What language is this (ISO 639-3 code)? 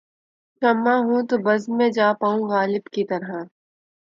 urd